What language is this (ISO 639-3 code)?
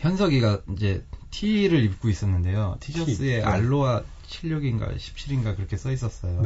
kor